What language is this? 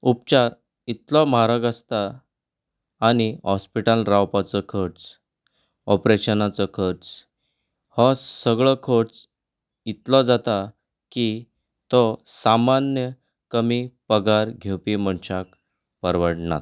Konkani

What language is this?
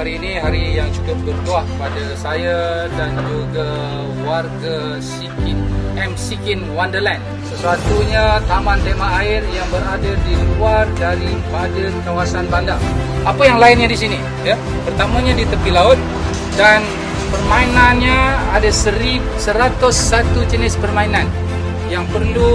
Malay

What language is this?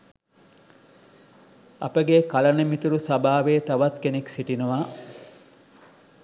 Sinhala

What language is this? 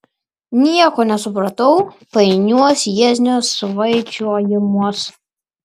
Lithuanian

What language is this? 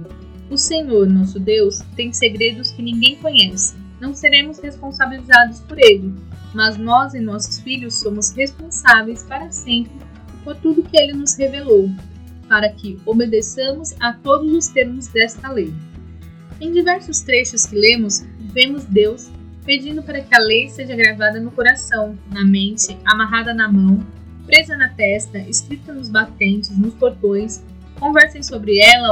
Portuguese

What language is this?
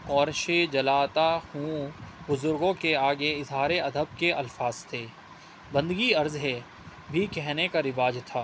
Urdu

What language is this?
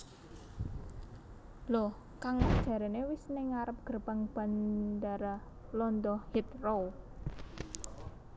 Javanese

